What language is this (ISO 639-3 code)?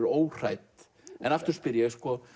isl